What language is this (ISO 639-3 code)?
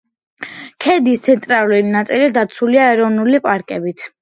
kat